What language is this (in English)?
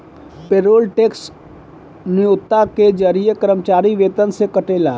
Bhojpuri